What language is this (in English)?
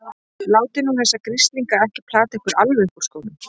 Icelandic